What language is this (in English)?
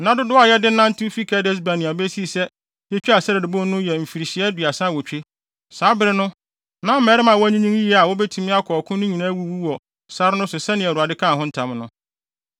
Akan